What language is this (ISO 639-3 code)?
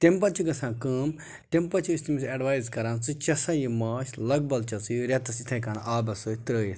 kas